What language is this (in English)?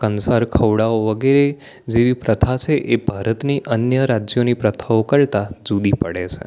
Gujarati